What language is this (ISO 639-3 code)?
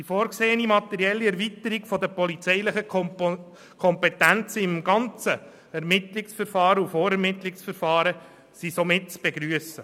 gsw